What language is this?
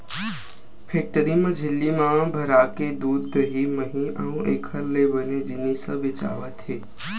Chhattisgarhi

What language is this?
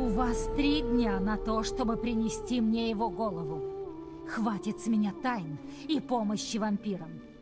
Russian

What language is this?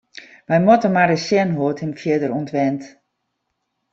Western Frisian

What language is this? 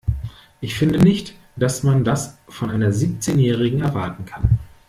German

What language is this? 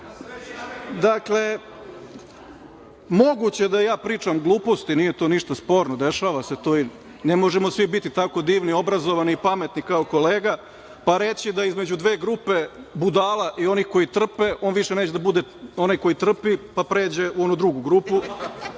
Serbian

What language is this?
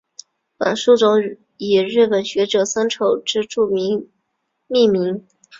Chinese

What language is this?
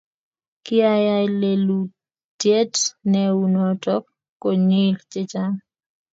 Kalenjin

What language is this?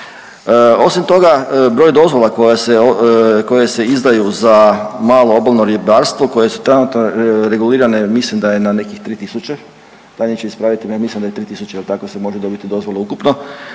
Croatian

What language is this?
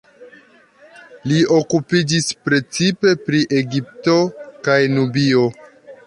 Esperanto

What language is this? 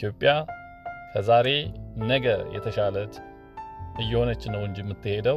Amharic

